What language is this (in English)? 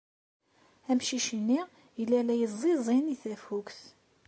Kabyle